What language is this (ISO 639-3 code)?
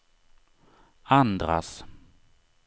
swe